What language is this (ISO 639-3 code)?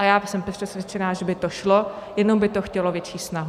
ces